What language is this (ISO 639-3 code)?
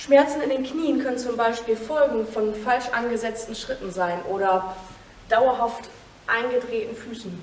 deu